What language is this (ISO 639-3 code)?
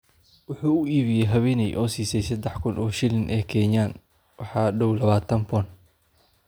som